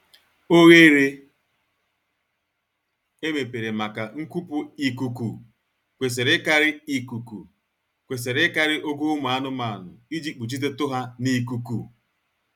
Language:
Igbo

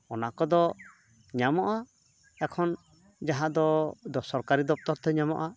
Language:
Santali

